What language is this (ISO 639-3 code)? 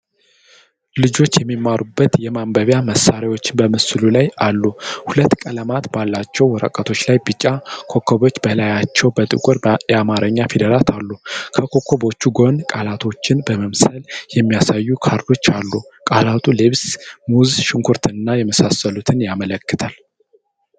amh